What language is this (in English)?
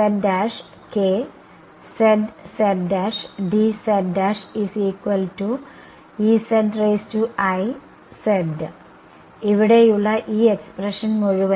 Malayalam